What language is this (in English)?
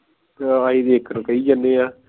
Punjabi